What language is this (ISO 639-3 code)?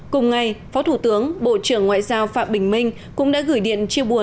vie